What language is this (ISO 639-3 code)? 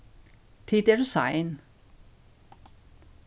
fao